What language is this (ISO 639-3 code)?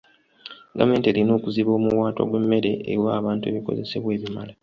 lug